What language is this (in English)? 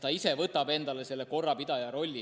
Estonian